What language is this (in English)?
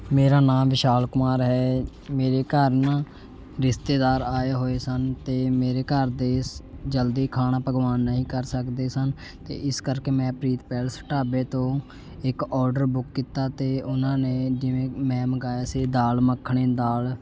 Punjabi